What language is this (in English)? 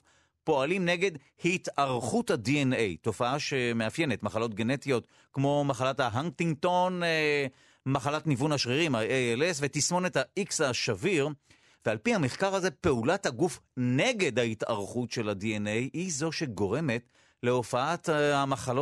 Hebrew